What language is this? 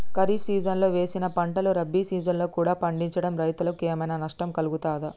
Telugu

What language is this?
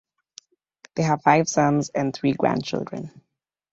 English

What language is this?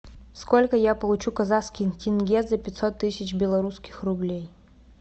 Russian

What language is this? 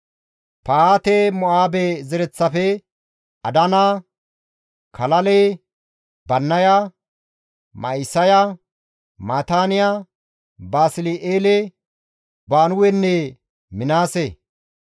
Gamo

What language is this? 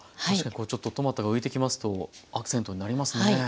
Japanese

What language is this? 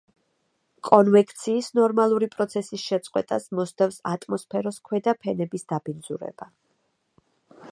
Georgian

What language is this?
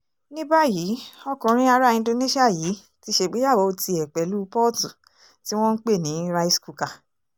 Yoruba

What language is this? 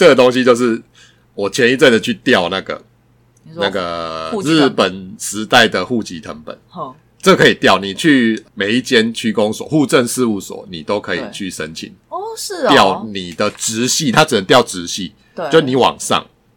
Chinese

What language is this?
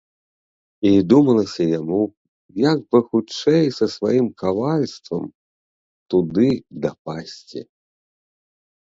Belarusian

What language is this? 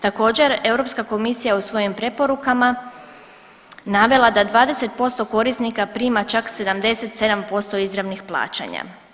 Croatian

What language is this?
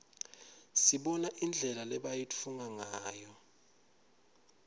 Swati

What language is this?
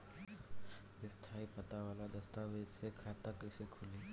Bhojpuri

